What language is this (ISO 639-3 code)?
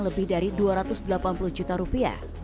ind